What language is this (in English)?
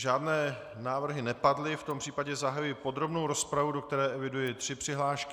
Czech